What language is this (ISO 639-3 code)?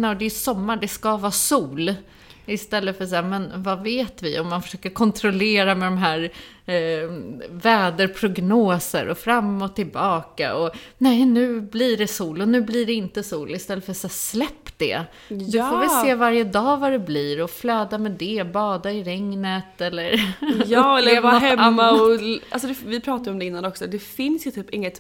swe